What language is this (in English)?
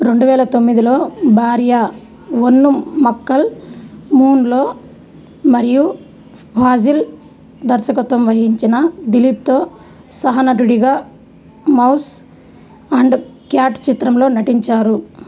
Telugu